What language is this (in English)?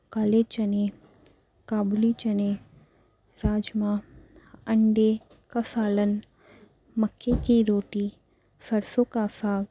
Urdu